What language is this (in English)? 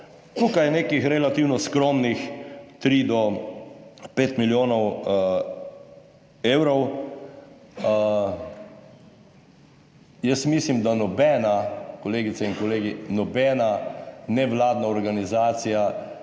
Slovenian